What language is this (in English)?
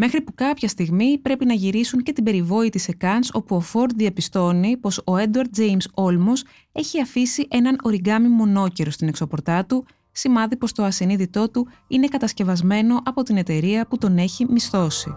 Greek